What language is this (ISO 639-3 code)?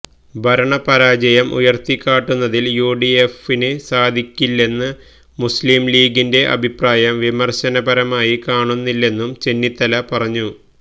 mal